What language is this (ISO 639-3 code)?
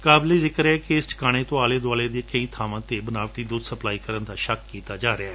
pan